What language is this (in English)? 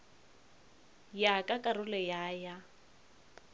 Northern Sotho